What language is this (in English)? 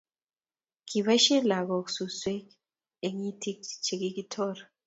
Kalenjin